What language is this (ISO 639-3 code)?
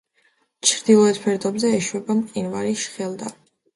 kat